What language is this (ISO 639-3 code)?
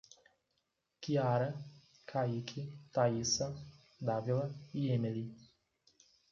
por